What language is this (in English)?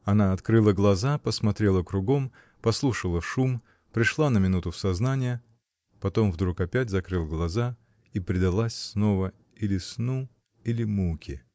Russian